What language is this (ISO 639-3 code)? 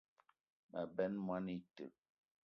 eto